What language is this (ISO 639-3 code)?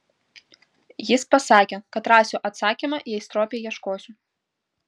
lit